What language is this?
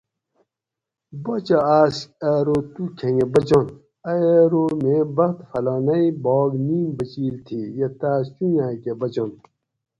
Gawri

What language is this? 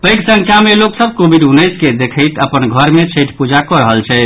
Maithili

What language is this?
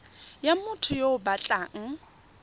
Tswana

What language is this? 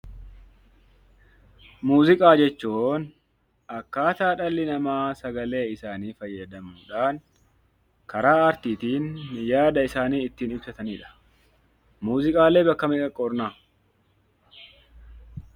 Oromo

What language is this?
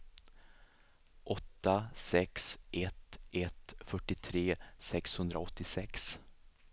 Swedish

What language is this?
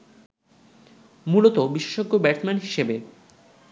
Bangla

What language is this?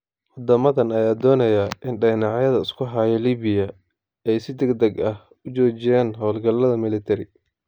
Somali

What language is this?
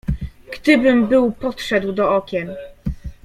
Polish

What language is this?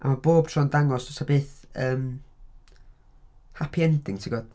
Welsh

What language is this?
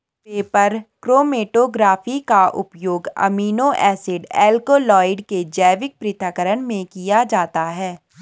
Hindi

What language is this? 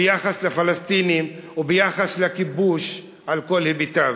Hebrew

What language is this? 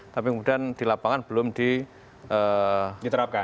Indonesian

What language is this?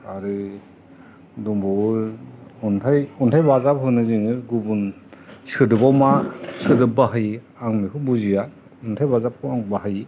Bodo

